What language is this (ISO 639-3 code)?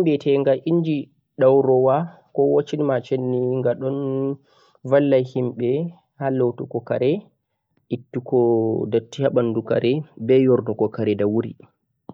fuq